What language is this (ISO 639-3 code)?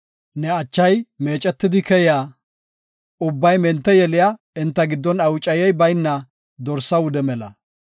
gof